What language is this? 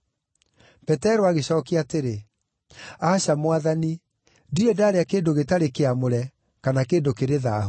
Kikuyu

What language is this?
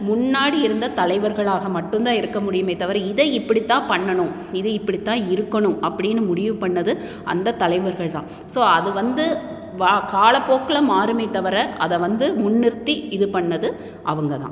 Tamil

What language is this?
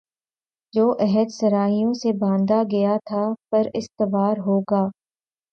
Urdu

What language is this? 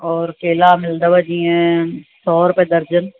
Sindhi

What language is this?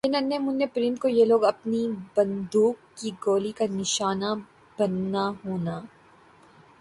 Urdu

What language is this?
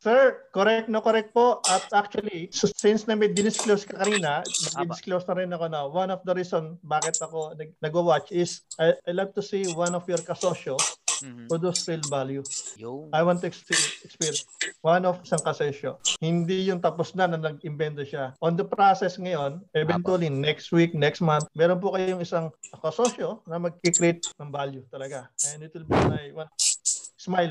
Filipino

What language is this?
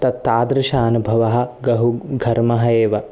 Sanskrit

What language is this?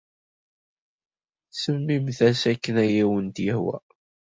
Kabyle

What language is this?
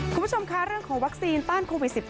Thai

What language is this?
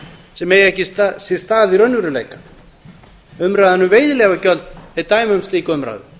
Icelandic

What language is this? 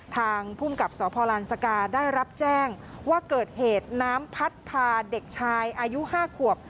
Thai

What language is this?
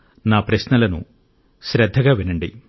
Telugu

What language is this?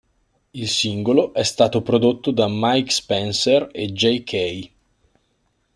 Italian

